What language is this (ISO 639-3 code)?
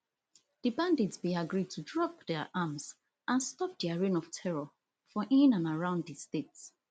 pcm